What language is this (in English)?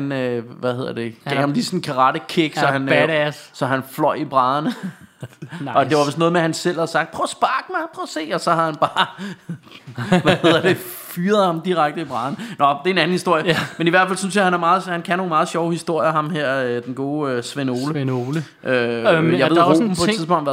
Danish